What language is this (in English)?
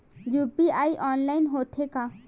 Chhattisgarhi